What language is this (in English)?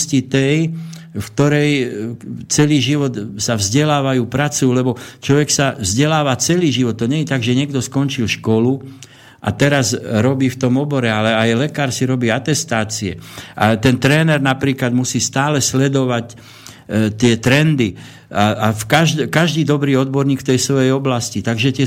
Slovak